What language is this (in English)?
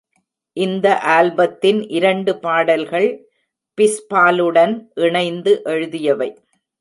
Tamil